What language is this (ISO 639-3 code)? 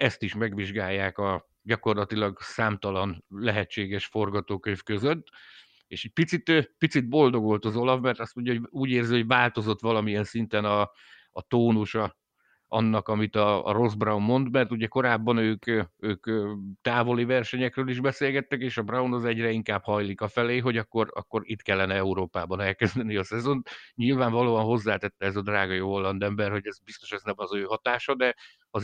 hun